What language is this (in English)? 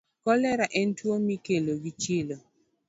Luo (Kenya and Tanzania)